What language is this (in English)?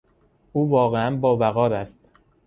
Persian